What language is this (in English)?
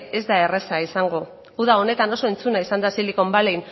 Basque